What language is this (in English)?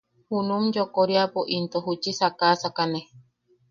Yaqui